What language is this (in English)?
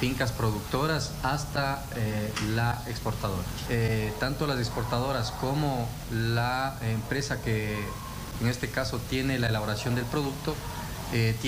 Spanish